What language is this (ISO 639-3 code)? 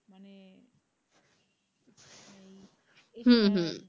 ben